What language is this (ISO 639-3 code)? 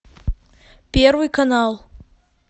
rus